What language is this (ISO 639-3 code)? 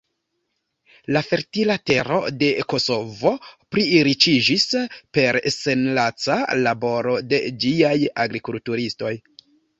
epo